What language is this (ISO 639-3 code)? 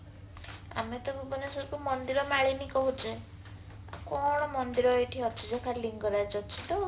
ori